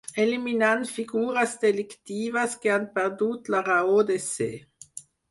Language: Catalan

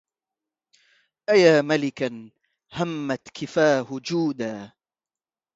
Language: Arabic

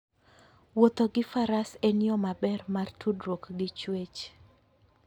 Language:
Luo (Kenya and Tanzania)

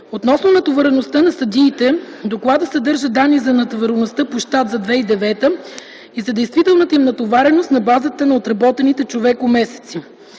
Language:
Bulgarian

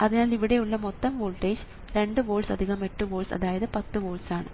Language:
Malayalam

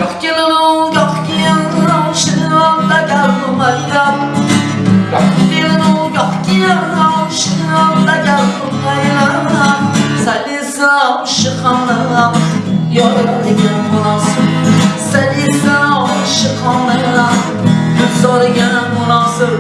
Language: Turkish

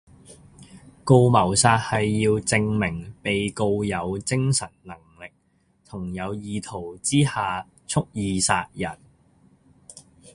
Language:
Cantonese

